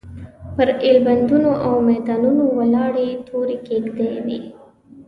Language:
Pashto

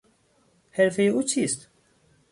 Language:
Persian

